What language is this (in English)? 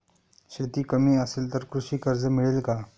Marathi